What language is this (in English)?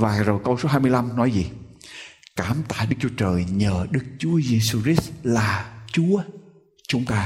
Vietnamese